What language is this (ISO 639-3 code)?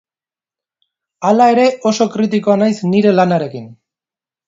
eus